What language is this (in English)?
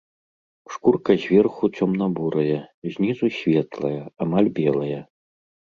Belarusian